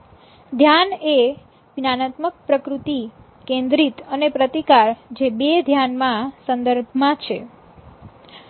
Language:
Gujarati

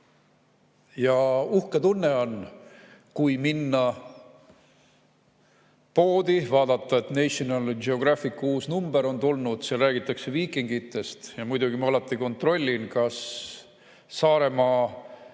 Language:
Estonian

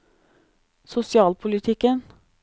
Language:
Norwegian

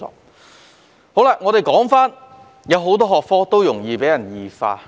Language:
Cantonese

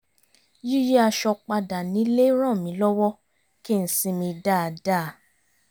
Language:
Yoruba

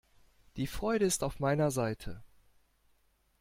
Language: German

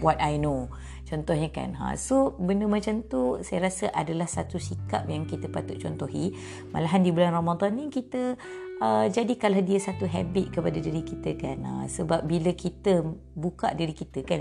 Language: Malay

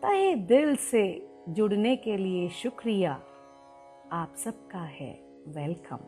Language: Hindi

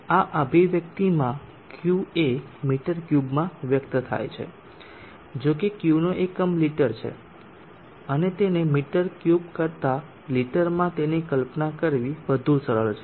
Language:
Gujarati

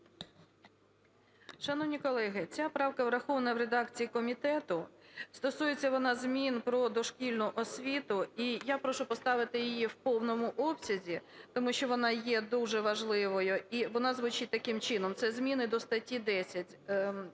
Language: Ukrainian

